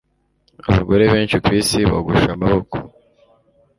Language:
Kinyarwanda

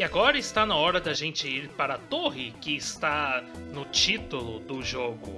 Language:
Portuguese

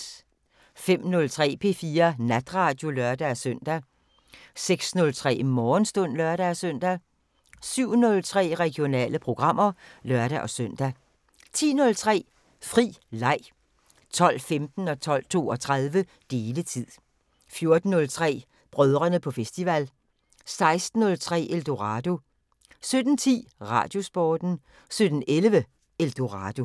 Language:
Danish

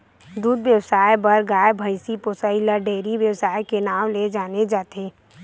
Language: Chhattisgarhi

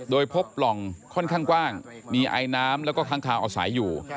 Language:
Thai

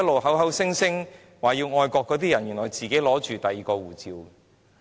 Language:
Cantonese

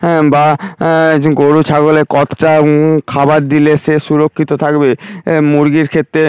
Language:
Bangla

